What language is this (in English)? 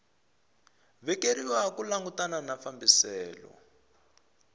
Tsonga